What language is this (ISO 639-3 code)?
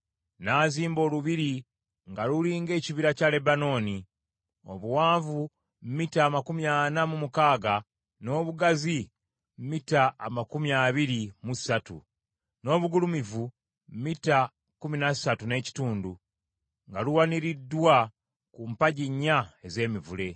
lug